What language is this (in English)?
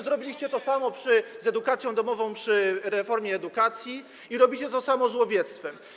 Polish